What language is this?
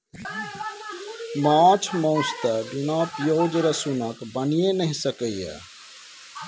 Maithili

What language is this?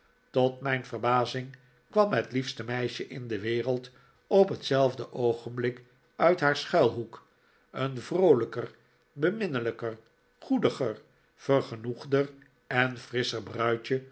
Dutch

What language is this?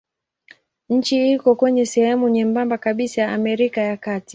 Swahili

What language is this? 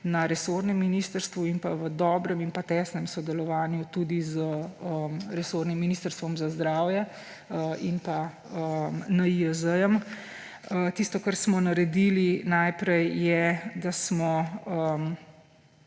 Slovenian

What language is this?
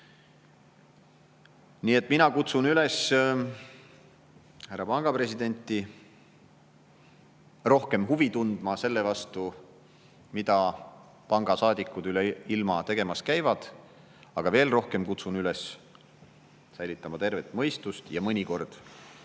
Estonian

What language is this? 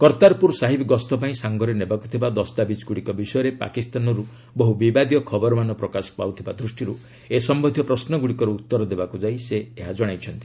Odia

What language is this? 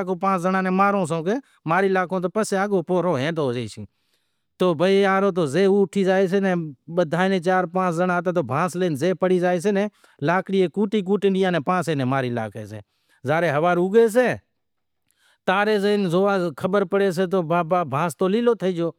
Wadiyara Koli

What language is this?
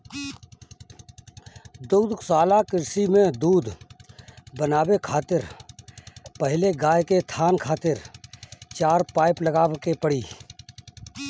Bhojpuri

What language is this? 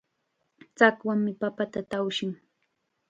Chiquián Ancash Quechua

